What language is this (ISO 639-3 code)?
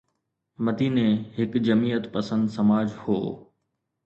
snd